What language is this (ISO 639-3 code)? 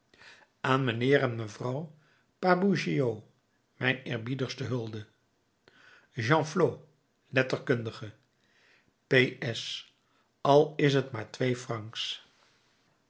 nld